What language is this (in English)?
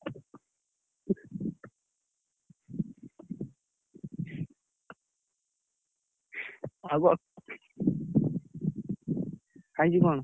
Odia